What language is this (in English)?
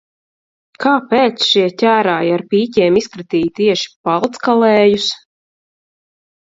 Latvian